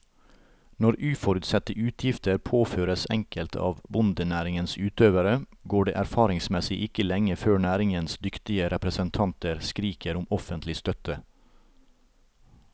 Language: Norwegian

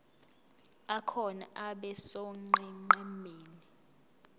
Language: Zulu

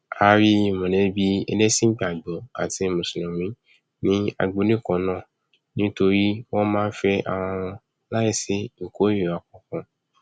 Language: Yoruba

